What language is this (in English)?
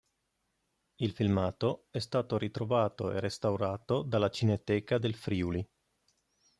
Italian